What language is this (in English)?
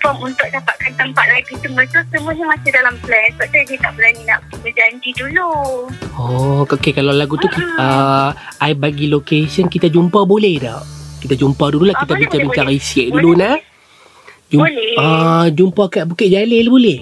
Malay